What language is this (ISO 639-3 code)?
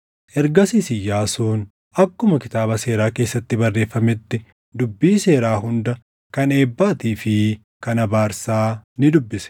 orm